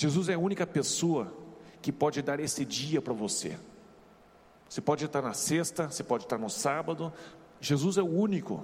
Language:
Portuguese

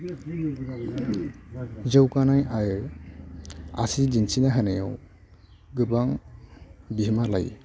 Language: Bodo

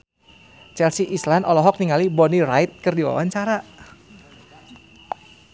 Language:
Sundanese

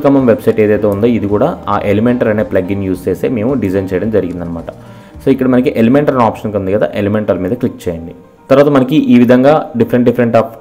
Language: Hindi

